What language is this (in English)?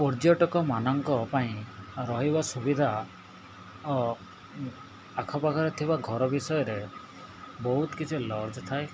Odia